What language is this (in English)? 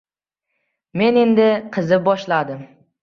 Uzbek